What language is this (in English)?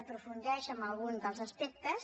Catalan